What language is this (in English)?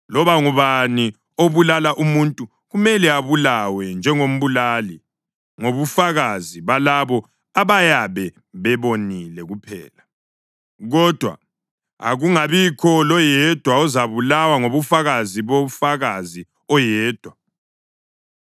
North Ndebele